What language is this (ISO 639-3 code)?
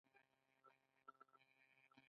pus